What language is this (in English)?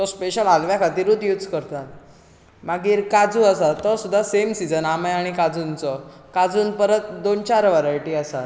Konkani